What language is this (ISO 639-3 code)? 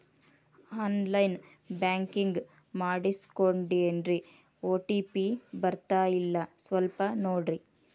kan